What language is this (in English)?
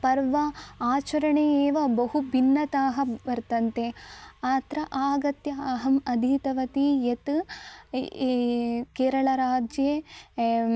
Sanskrit